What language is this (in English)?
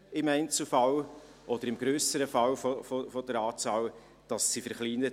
Swiss German